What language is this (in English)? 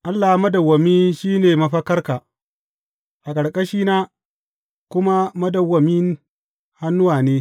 Hausa